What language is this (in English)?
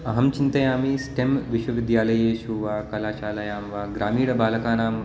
Sanskrit